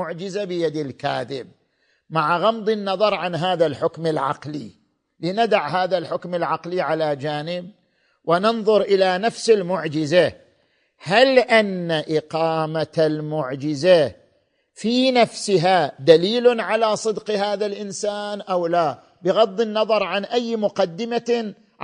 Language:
Arabic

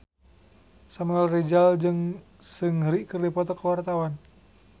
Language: Sundanese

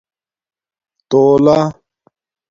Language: Domaaki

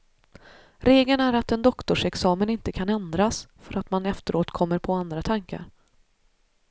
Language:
Swedish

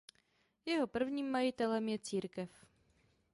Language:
Czech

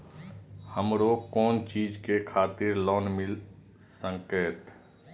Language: Maithili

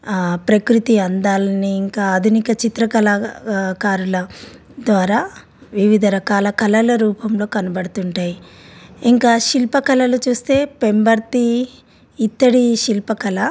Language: Telugu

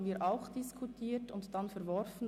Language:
Swiss German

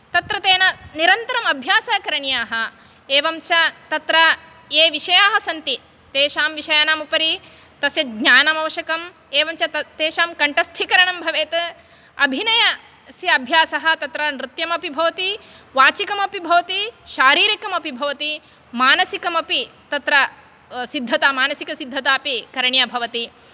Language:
Sanskrit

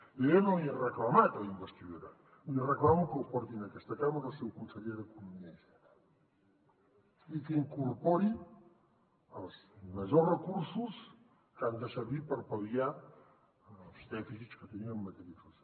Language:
Catalan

